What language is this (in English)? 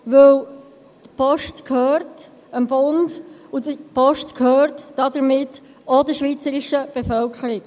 Swiss German